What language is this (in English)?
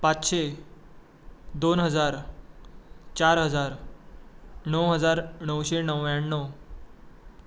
Konkani